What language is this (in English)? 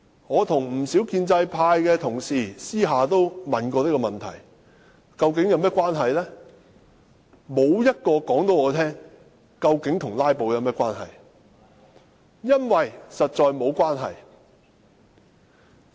Cantonese